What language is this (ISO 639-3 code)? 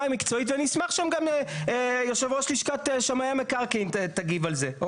heb